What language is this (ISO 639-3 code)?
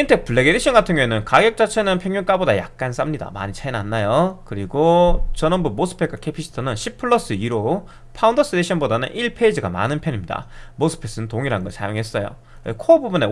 kor